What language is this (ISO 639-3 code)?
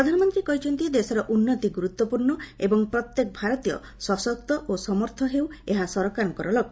ori